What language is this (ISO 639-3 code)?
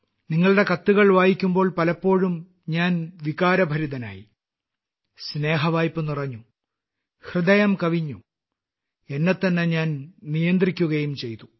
mal